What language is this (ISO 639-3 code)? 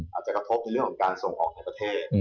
tha